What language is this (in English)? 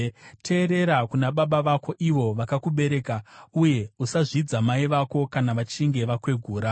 Shona